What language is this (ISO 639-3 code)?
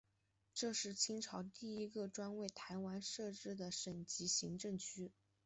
zho